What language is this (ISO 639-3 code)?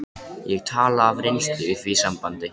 isl